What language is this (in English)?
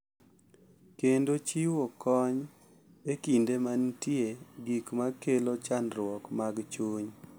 Luo (Kenya and Tanzania)